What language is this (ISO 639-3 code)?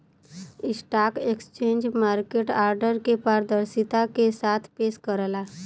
bho